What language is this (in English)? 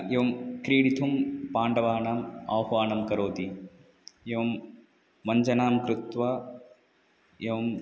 Sanskrit